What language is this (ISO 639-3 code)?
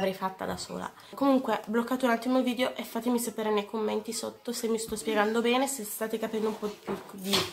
ita